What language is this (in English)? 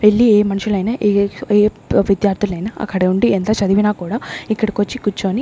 Telugu